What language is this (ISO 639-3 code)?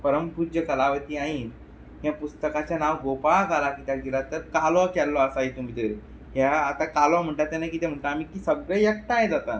kok